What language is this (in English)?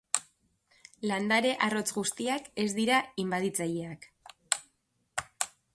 Basque